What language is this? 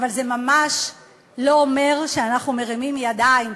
Hebrew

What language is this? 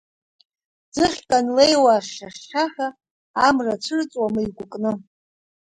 Abkhazian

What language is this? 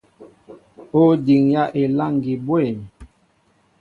Mbo (Cameroon)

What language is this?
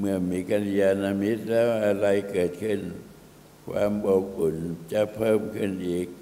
Thai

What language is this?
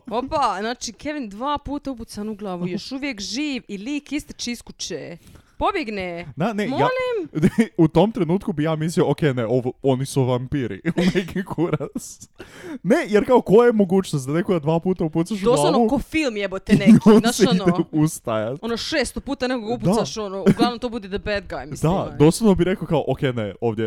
Croatian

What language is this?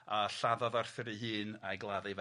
Welsh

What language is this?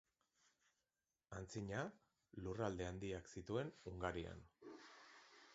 Basque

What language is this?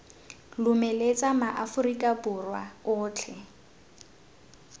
Tswana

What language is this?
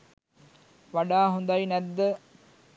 Sinhala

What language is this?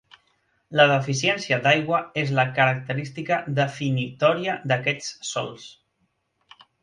Catalan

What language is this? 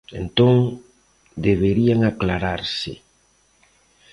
Galician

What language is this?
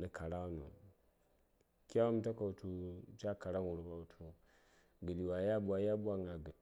Saya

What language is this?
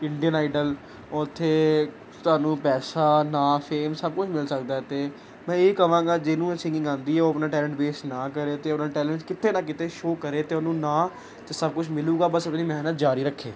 Punjabi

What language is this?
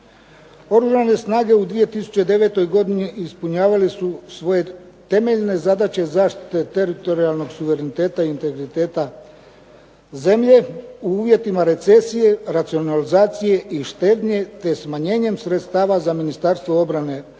Croatian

